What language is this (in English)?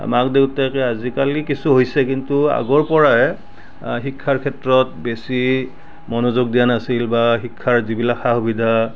Assamese